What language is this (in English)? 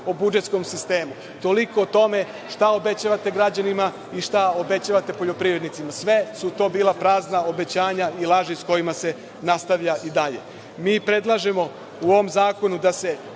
Serbian